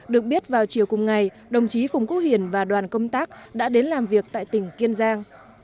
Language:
Vietnamese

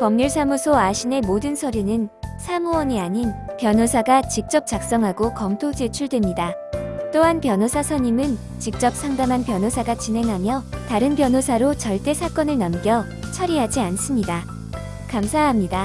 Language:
Korean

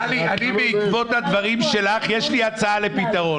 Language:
Hebrew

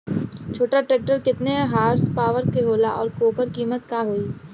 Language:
Bhojpuri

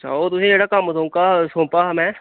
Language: Dogri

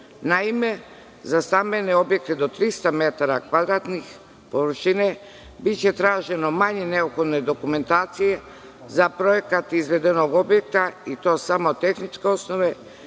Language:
Serbian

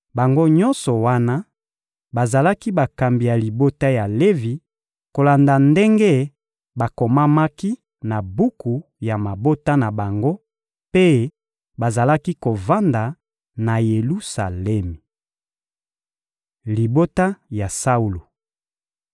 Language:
Lingala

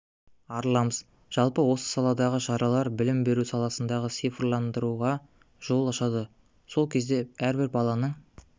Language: Kazakh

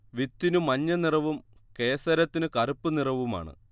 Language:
Malayalam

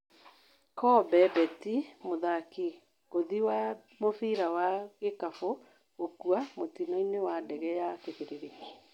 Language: Kikuyu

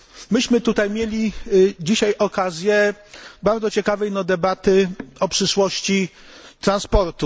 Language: Polish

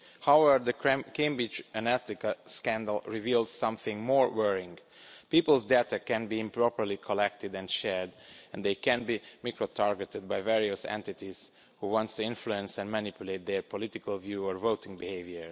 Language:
English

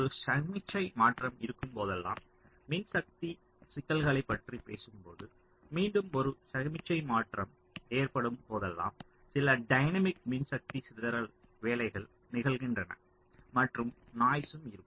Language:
Tamil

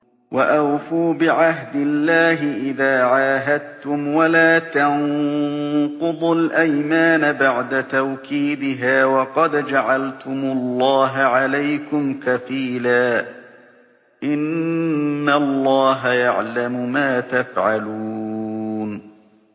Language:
Arabic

